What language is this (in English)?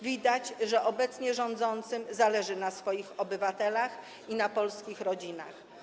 Polish